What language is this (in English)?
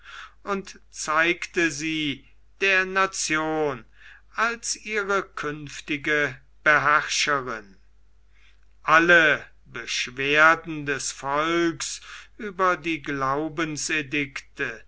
German